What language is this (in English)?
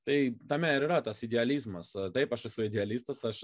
Lithuanian